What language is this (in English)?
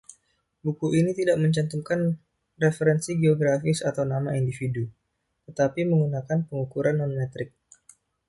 Indonesian